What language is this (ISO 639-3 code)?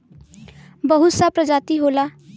bho